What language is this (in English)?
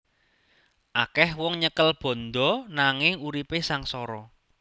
Javanese